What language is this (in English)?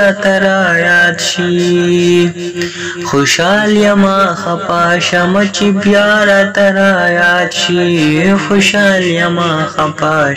Arabic